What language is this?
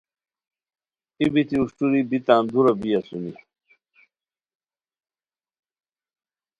Khowar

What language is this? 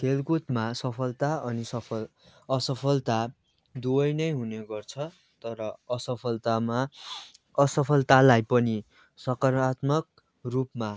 Nepali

